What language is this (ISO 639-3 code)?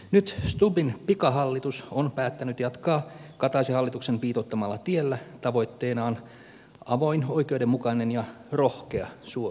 fin